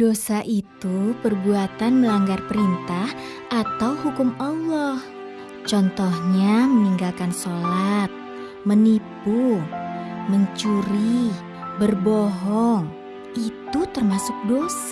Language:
Indonesian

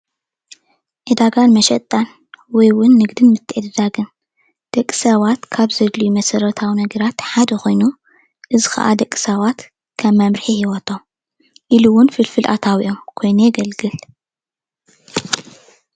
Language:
Tigrinya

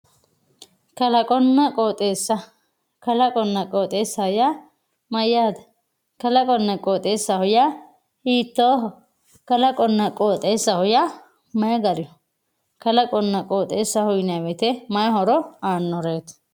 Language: Sidamo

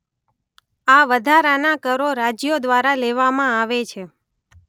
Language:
Gujarati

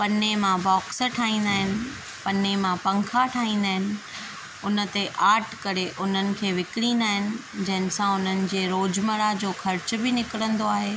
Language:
Sindhi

